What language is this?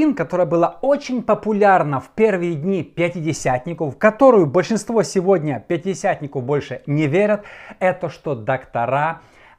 Russian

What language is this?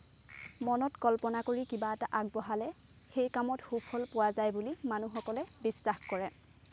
Assamese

